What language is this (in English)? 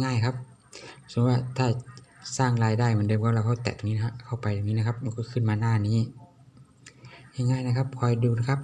Thai